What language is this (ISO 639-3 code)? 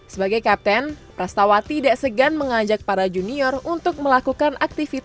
ind